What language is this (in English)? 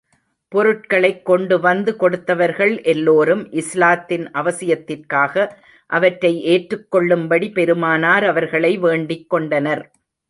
Tamil